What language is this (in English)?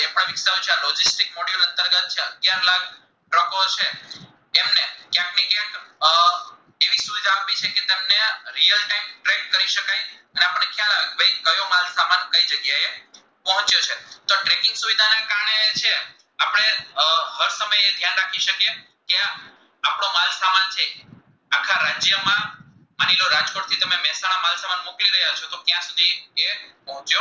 Gujarati